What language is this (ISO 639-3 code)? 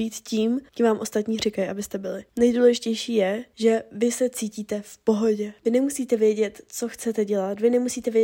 ces